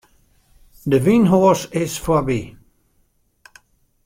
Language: Western Frisian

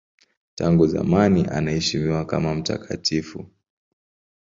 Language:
Swahili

